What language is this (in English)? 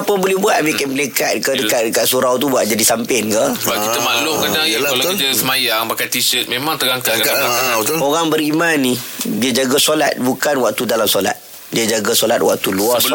Malay